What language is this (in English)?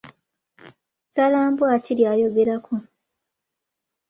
Ganda